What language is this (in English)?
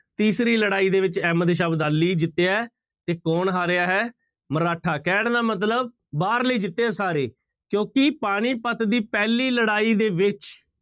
Punjabi